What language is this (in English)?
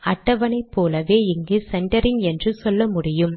Tamil